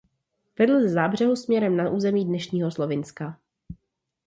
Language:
Czech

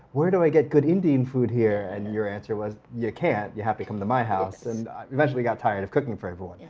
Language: English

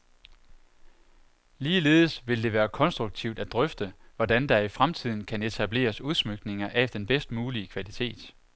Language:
Danish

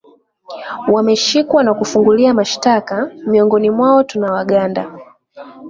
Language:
Swahili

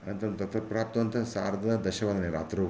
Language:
Sanskrit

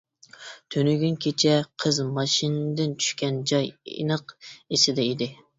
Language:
Uyghur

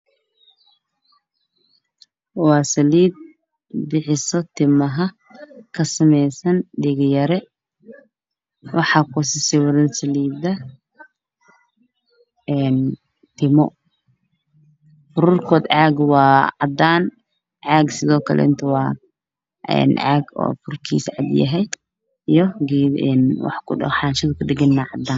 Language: Somali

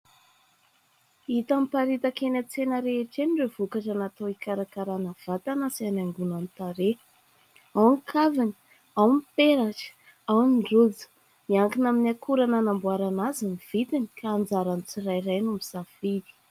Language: Malagasy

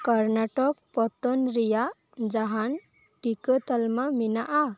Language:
Santali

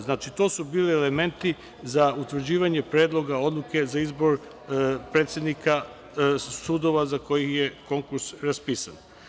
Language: Serbian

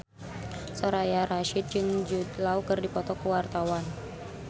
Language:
Sundanese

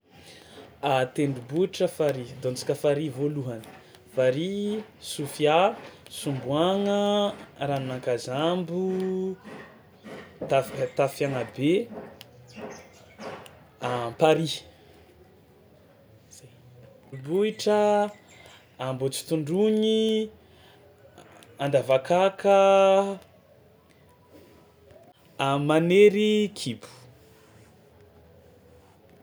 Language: Tsimihety Malagasy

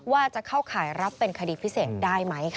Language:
Thai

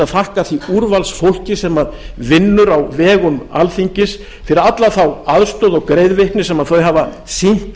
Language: Icelandic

